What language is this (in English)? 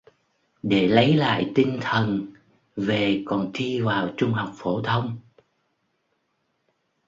Vietnamese